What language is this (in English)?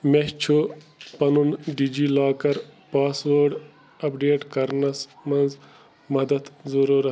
Kashmiri